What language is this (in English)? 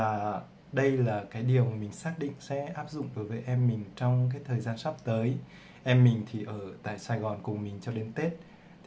Vietnamese